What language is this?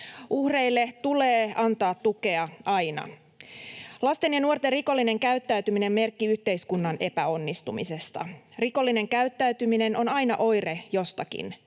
Finnish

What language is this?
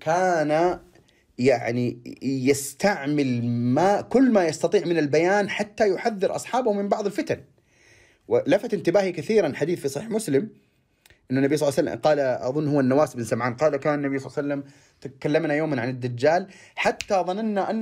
Arabic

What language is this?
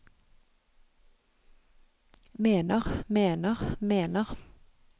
Norwegian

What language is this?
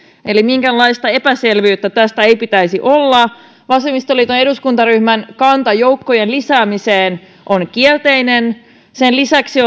Finnish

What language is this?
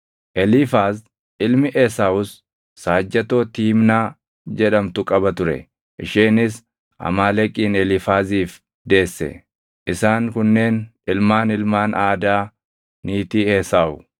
Oromo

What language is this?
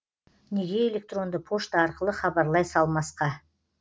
Kazakh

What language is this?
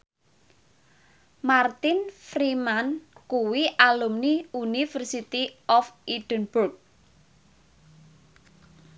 Javanese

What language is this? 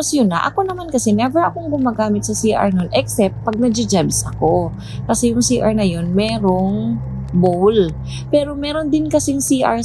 Filipino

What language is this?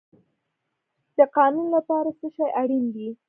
Pashto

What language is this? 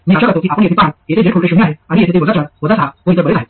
Marathi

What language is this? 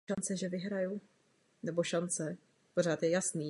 Czech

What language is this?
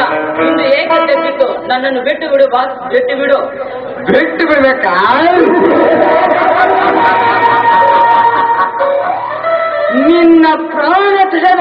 Arabic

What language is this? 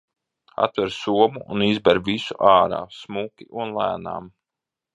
Latvian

